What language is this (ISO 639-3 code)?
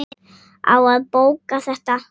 isl